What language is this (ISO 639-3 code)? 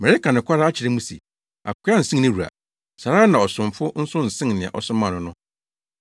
aka